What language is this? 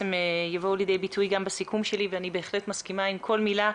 Hebrew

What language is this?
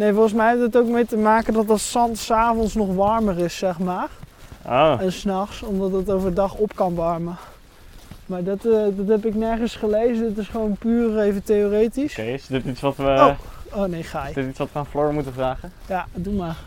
Dutch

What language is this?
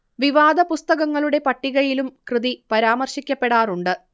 Malayalam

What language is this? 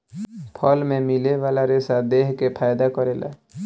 Bhojpuri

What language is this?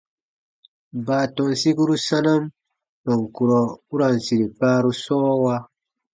Baatonum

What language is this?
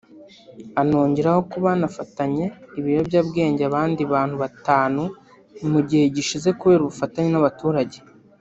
Kinyarwanda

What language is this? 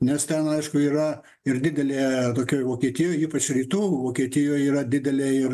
Lithuanian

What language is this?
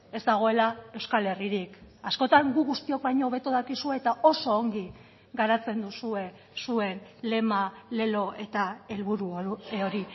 Basque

